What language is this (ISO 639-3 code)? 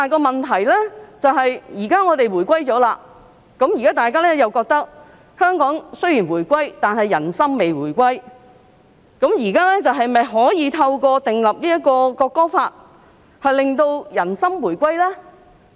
yue